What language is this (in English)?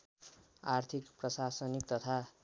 Nepali